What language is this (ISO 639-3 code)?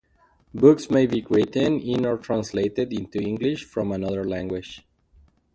eng